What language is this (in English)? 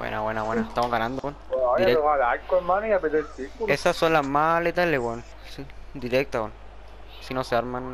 Spanish